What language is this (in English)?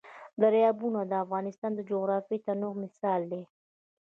Pashto